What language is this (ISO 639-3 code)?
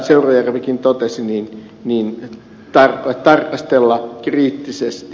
fin